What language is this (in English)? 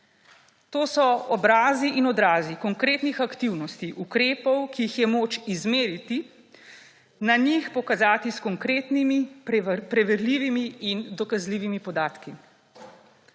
Slovenian